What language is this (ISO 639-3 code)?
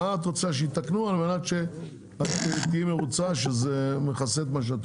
heb